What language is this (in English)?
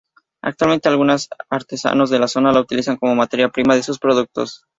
Spanish